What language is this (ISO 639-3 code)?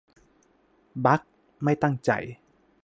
tha